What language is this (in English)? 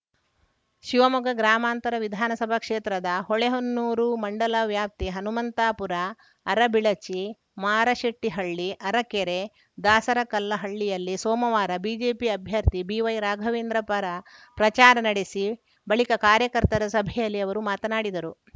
Kannada